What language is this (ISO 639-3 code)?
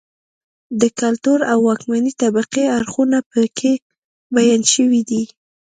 pus